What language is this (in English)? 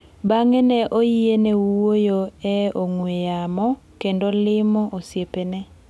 Luo (Kenya and Tanzania)